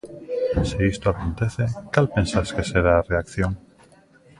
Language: Galician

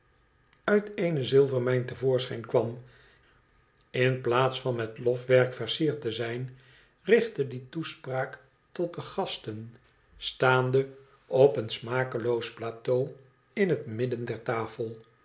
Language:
Dutch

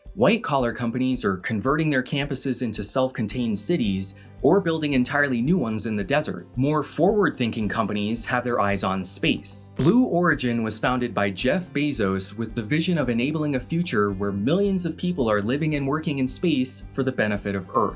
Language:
English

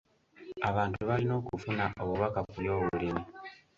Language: Ganda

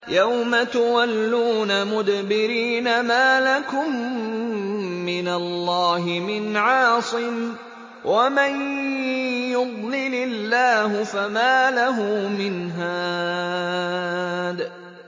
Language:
Arabic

